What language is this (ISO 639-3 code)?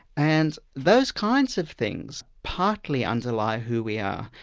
eng